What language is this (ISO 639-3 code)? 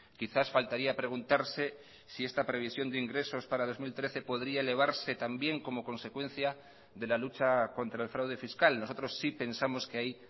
spa